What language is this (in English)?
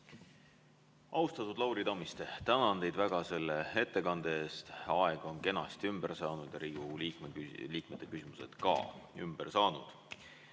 Estonian